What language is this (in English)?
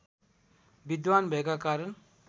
Nepali